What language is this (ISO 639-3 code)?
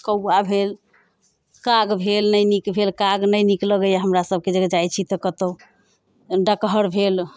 mai